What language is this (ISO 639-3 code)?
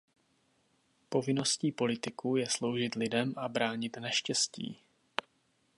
ces